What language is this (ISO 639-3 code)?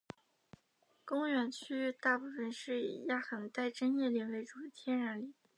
zho